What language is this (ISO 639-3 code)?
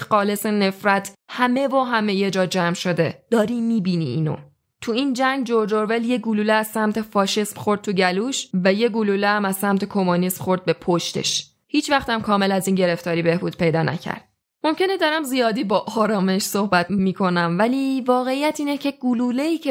fas